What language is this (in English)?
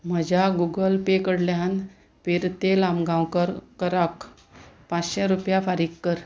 Konkani